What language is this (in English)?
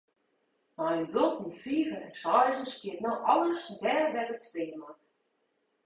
Western Frisian